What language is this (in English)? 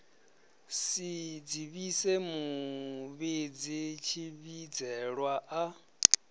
Venda